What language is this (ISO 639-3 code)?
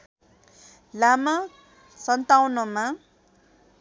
nep